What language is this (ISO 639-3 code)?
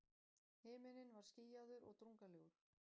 isl